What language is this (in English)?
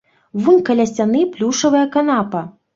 Belarusian